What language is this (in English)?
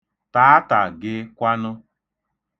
Igbo